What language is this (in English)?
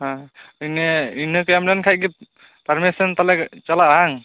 Santali